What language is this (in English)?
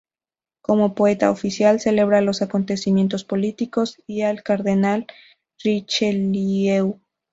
Spanish